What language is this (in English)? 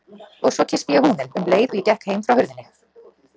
Icelandic